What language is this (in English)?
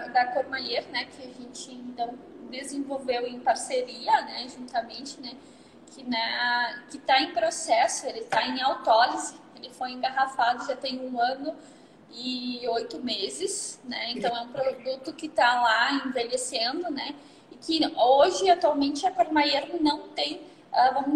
Portuguese